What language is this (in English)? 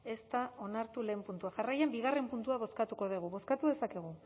Basque